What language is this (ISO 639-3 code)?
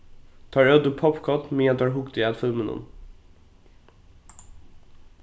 fao